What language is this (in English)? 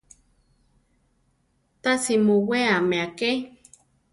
Central Tarahumara